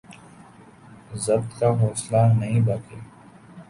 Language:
Urdu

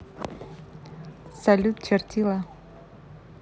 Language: Russian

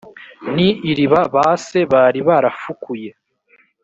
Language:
Kinyarwanda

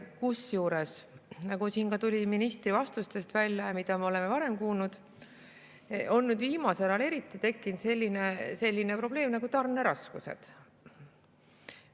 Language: Estonian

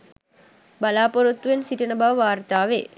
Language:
Sinhala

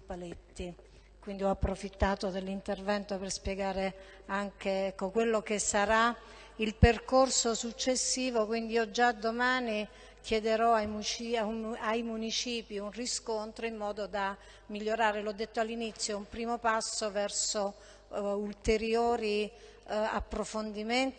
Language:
Italian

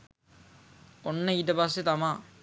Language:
Sinhala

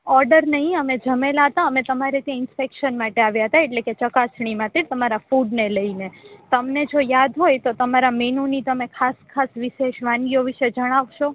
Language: Gujarati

